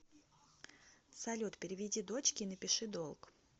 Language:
Russian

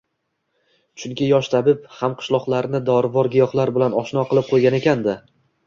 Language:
Uzbek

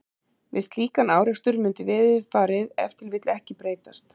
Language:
Icelandic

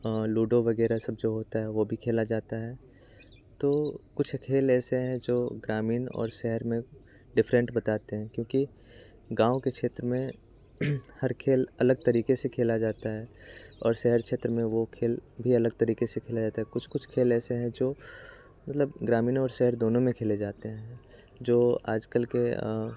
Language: Hindi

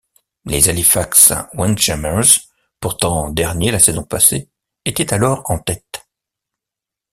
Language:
French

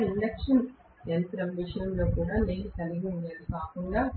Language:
Telugu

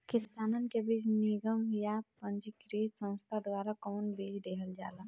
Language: Bhojpuri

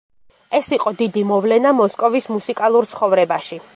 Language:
Georgian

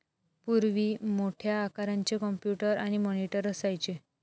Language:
Marathi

